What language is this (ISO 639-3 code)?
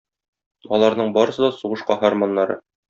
tat